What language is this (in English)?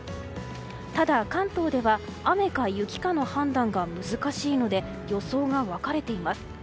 Japanese